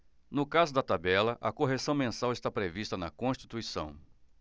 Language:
Portuguese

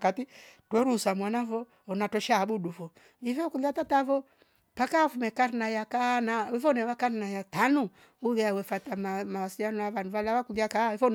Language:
Rombo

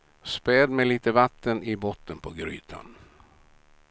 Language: Swedish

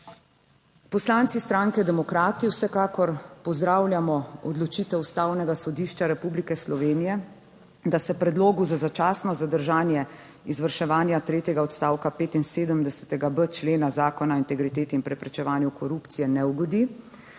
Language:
Slovenian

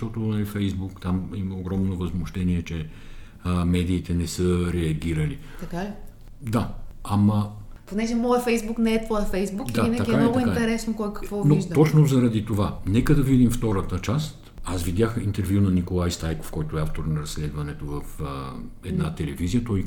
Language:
Bulgarian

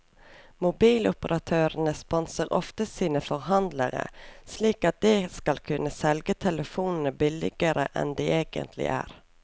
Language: Norwegian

